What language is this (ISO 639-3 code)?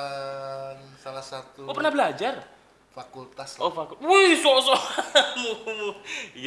ind